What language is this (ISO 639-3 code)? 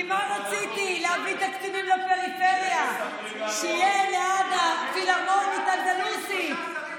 heb